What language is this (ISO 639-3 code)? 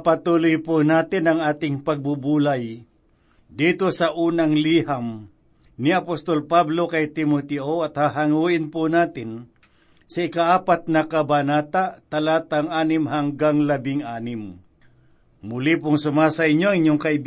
fil